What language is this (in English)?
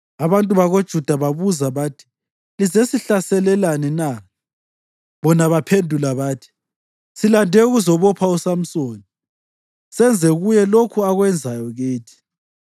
North Ndebele